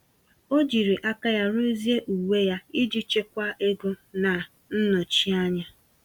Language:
Igbo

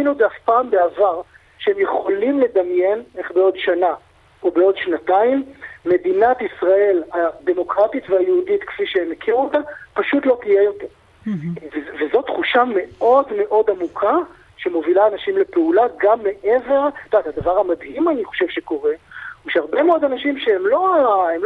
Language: Hebrew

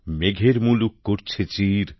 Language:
Bangla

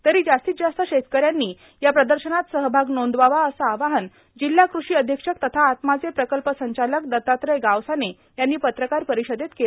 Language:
Marathi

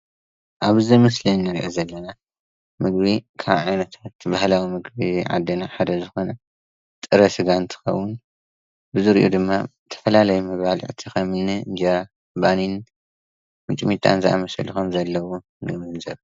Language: Tigrinya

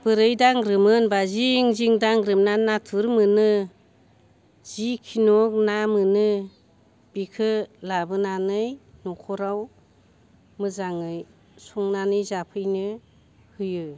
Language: Bodo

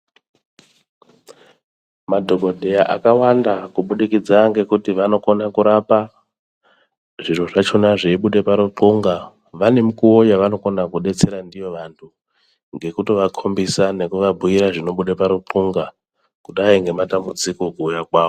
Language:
Ndau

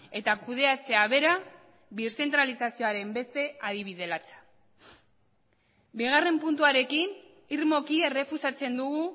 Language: Basque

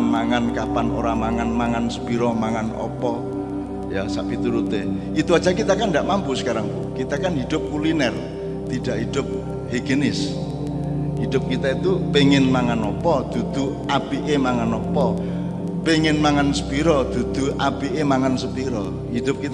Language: Indonesian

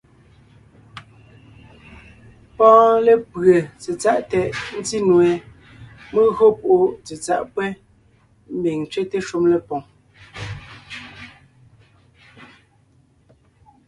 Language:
Ngiemboon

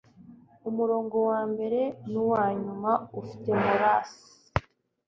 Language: Kinyarwanda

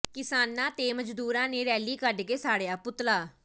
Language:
Punjabi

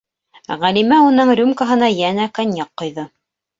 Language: Bashkir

